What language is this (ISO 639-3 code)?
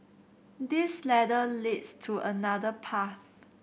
eng